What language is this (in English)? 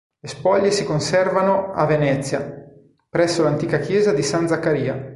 Italian